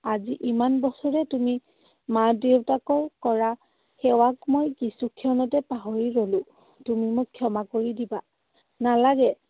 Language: Assamese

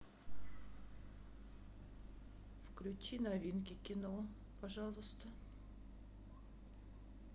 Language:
Russian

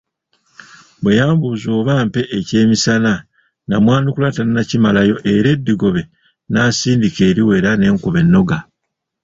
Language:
Ganda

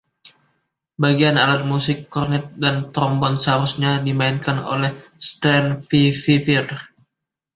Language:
Indonesian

